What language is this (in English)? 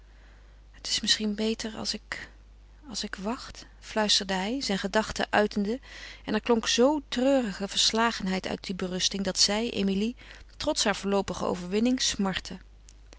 Dutch